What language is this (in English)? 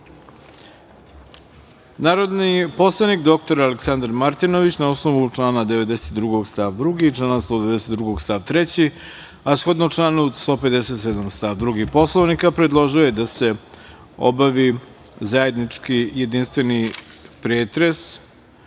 Serbian